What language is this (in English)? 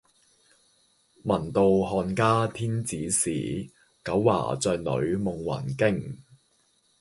Cantonese